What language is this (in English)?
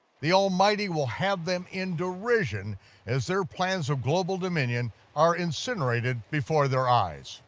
English